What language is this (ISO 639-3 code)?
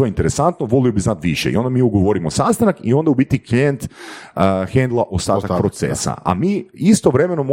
hrv